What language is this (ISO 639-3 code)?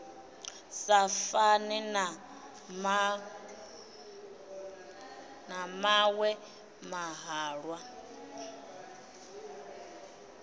ven